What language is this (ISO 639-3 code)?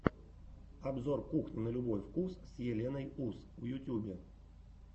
rus